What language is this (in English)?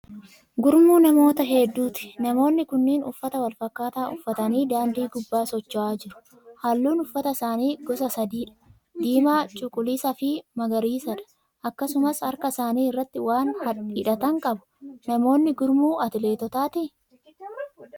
Oromo